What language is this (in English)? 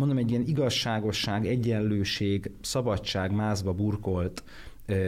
Hungarian